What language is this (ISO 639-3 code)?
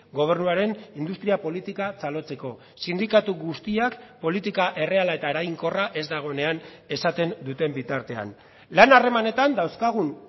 eus